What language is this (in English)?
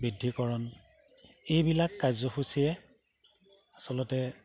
Assamese